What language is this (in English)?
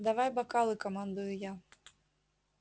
Russian